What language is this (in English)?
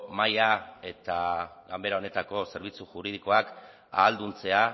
Basque